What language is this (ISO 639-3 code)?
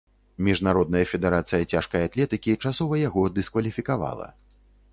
bel